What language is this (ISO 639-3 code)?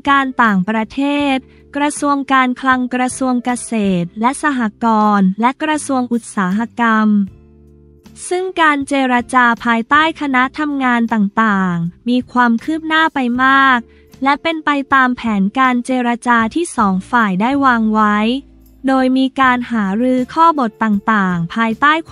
tha